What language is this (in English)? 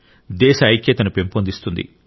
Telugu